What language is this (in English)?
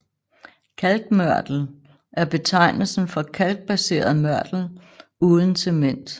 Danish